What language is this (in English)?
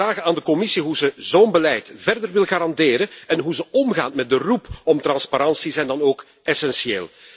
Dutch